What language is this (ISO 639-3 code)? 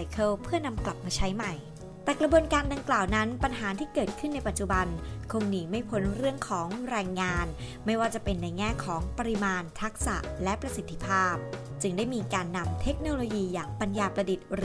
tha